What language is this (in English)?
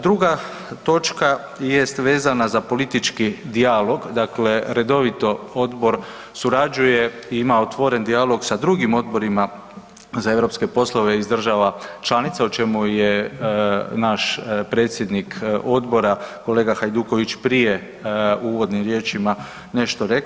Croatian